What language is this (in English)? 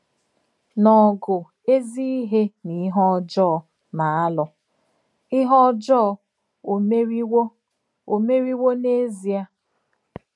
Igbo